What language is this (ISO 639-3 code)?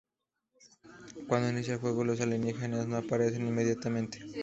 spa